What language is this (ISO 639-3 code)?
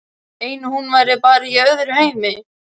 isl